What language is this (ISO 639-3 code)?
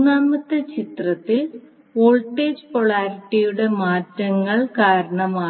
mal